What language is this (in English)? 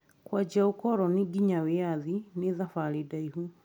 Kikuyu